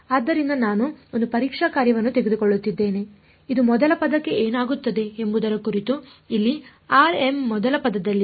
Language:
Kannada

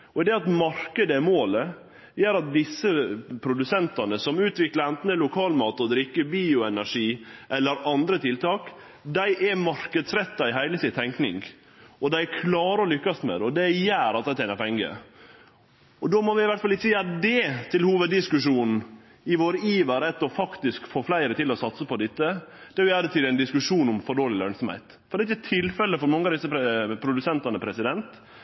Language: Norwegian Nynorsk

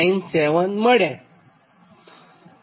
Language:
Gujarati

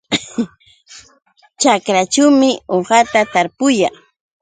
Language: Yauyos Quechua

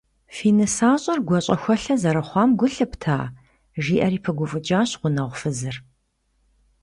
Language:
Kabardian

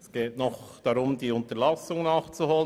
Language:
Swiss German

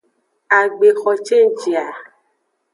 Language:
Aja (Benin)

